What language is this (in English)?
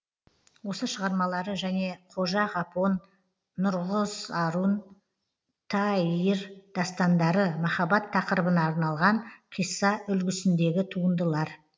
Kazakh